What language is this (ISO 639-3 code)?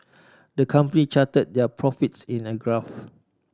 eng